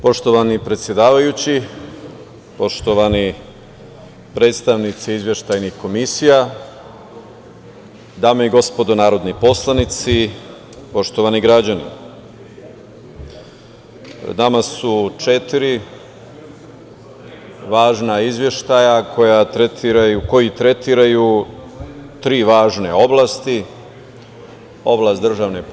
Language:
Serbian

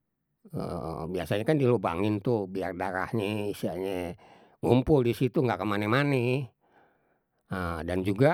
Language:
Betawi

